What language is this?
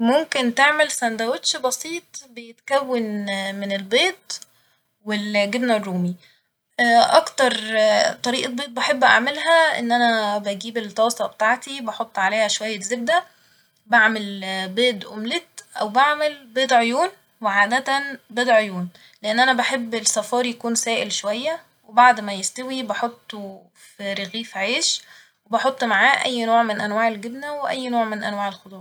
Egyptian Arabic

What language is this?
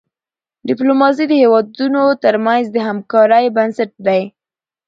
Pashto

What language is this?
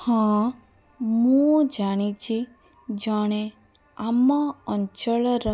Odia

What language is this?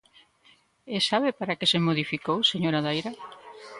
Galician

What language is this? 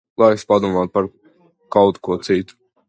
Latvian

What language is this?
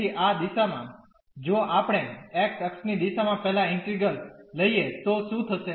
Gujarati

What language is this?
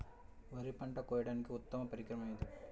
Telugu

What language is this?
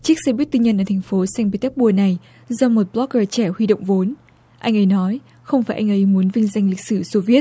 Vietnamese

